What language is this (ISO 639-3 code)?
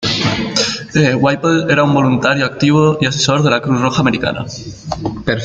spa